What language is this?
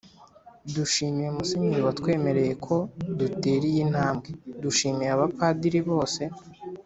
Kinyarwanda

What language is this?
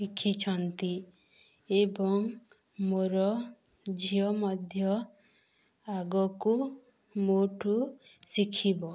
Odia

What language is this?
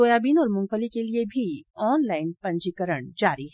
Hindi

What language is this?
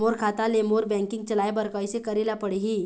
Chhattisgarhi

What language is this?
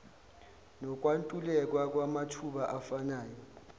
Zulu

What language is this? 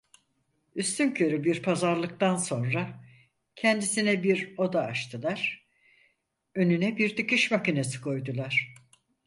Turkish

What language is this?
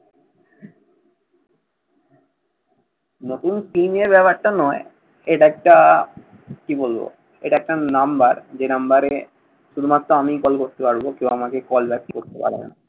Bangla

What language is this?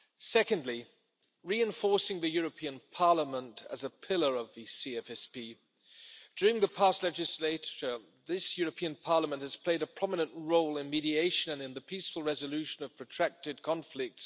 English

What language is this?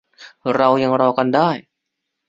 Thai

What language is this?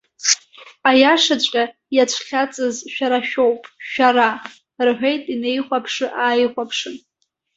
Abkhazian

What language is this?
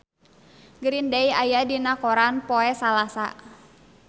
Sundanese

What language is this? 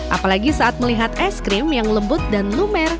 Indonesian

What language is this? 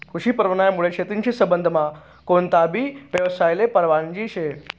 Marathi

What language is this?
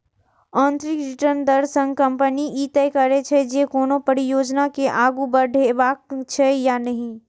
Maithili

